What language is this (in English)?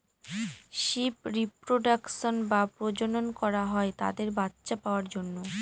Bangla